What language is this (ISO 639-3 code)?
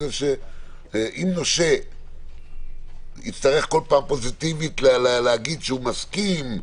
heb